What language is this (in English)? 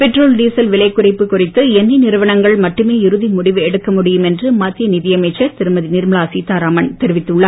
Tamil